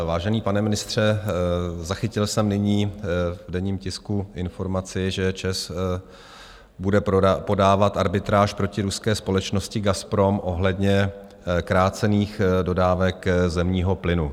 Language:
Czech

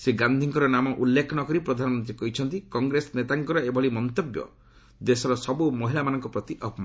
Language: Odia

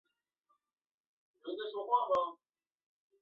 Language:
Chinese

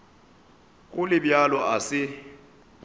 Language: Northern Sotho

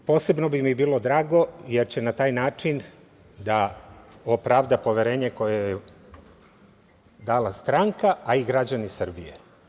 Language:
Serbian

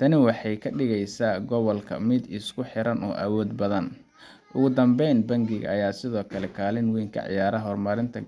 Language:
Somali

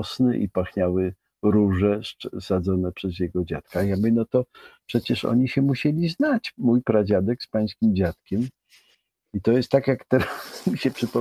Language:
Polish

